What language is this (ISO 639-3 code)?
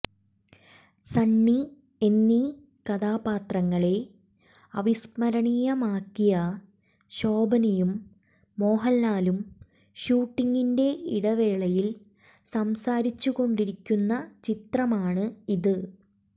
mal